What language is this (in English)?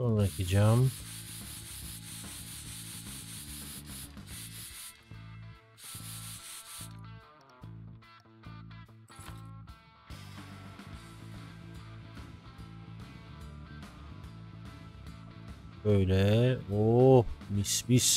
Turkish